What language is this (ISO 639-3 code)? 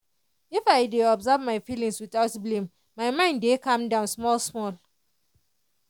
pcm